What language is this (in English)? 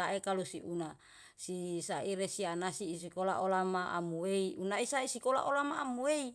Yalahatan